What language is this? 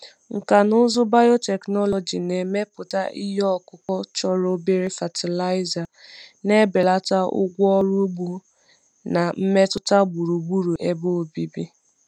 Igbo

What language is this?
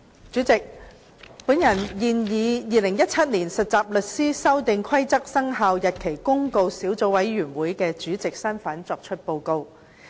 Cantonese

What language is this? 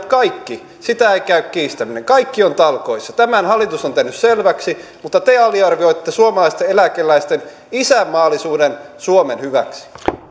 Finnish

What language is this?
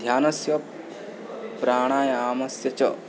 Sanskrit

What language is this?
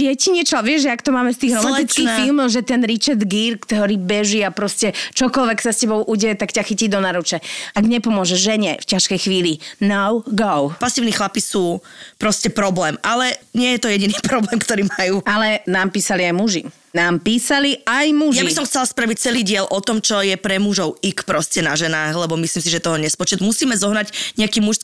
Slovak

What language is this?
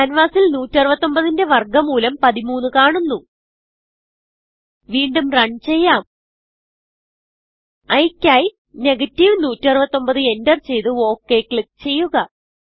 Malayalam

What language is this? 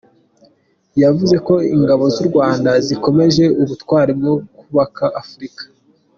Kinyarwanda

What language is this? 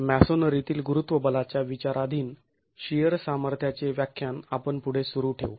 Marathi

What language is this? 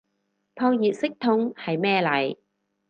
Cantonese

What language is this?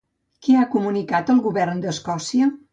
Catalan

